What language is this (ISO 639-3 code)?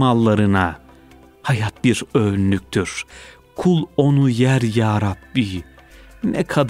tur